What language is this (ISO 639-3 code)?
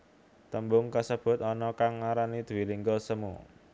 jav